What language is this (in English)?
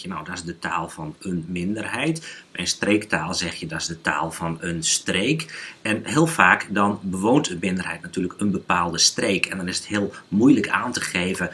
Dutch